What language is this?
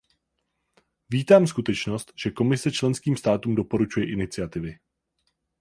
Czech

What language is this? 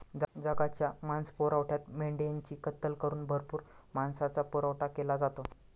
Marathi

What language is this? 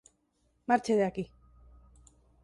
Galician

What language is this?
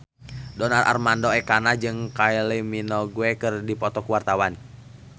Sundanese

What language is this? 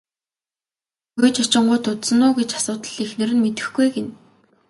Mongolian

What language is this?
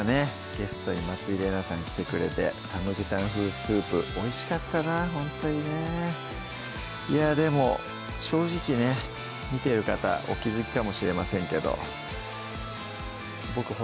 Japanese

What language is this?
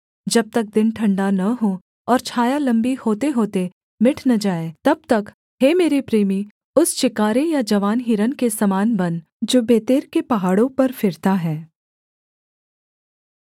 Hindi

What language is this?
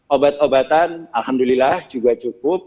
Indonesian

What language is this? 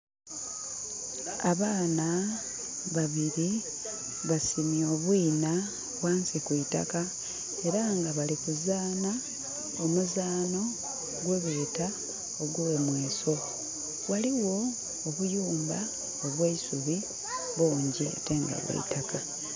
Soga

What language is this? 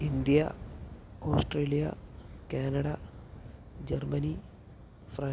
Malayalam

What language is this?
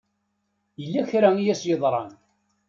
Kabyle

